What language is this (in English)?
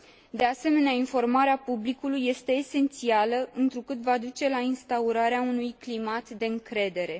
Romanian